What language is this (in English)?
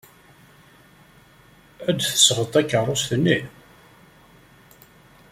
Kabyle